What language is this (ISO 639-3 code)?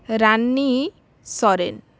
ori